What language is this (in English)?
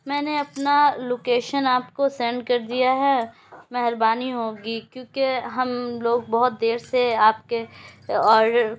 Urdu